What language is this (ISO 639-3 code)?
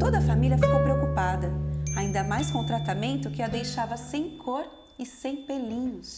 por